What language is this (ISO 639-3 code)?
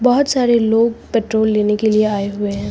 hin